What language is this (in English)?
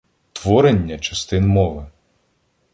Ukrainian